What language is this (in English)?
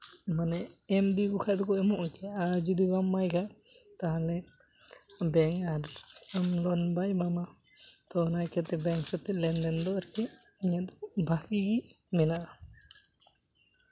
Santali